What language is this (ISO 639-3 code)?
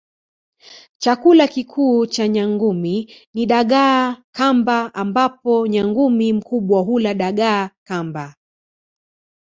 swa